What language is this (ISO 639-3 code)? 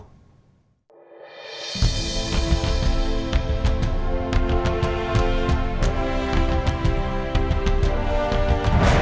vie